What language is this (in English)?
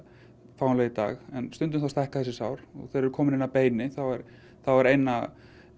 Icelandic